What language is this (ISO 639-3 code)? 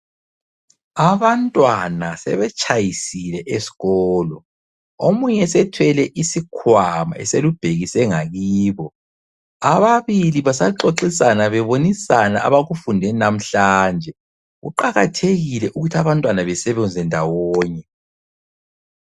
nde